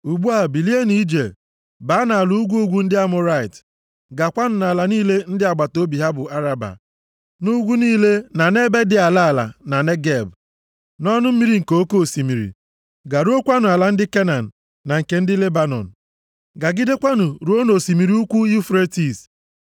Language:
Igbo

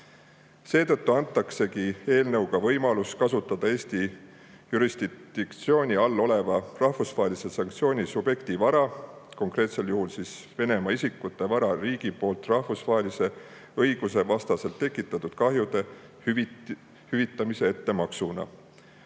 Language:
Estonian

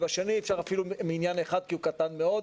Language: Hebrew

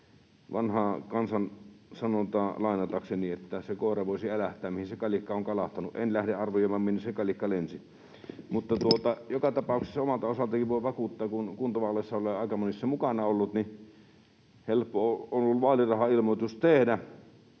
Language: Finnish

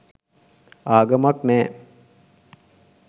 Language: Sinhala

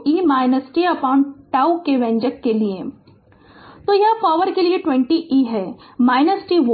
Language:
Hindi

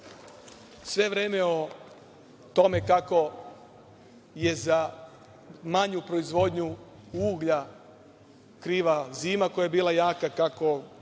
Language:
Serbian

